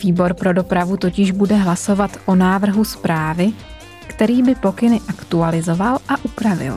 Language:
Czech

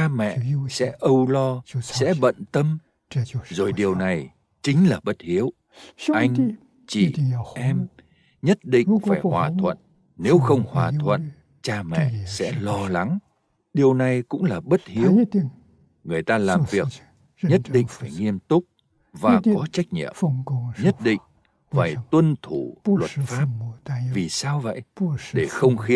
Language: Vietnamese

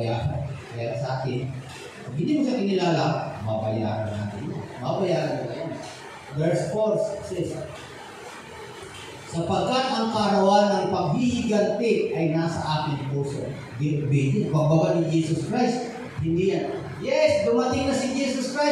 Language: Filipino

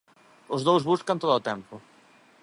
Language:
Galician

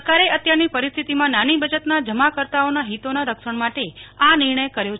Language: Gujarati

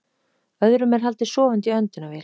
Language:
Icelandic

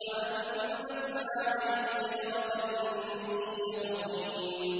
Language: Arabic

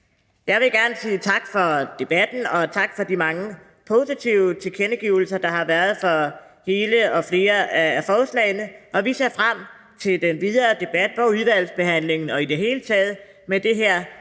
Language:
Danish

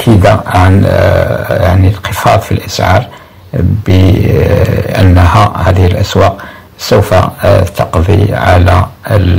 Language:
Arabic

